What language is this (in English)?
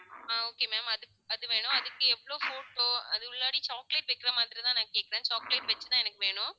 Tamil